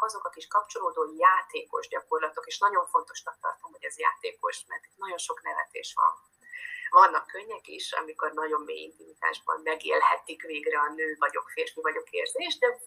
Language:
Hungarian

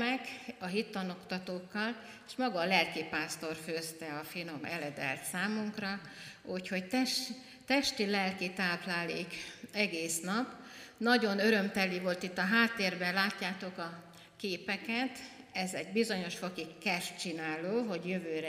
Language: Hungarian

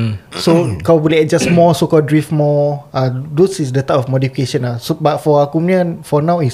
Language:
Malay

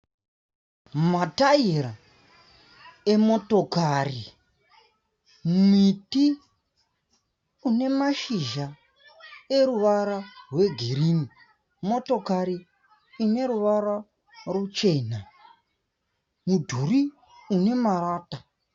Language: Shona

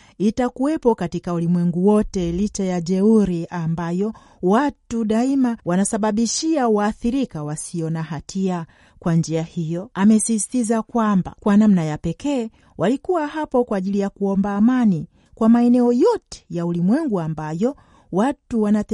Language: Swahili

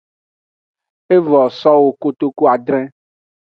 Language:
Aja (Benin)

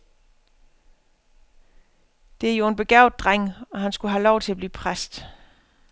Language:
Danish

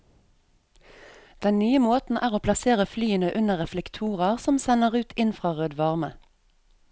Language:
Norwegian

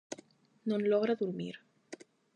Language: Galician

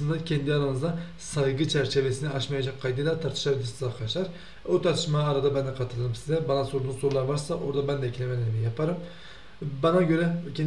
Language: Turkish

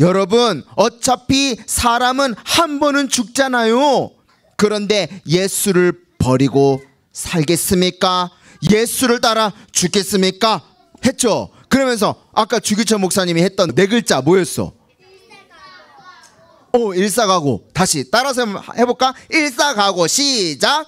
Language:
Korean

